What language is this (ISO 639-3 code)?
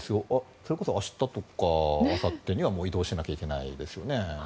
jpn